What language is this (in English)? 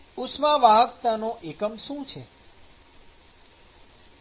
Gujarati